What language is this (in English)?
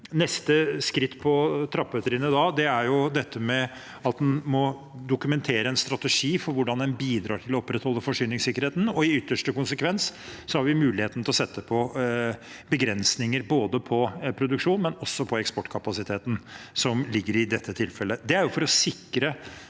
Norwegian